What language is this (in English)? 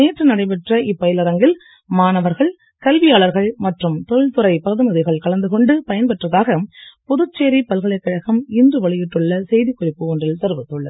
Tamil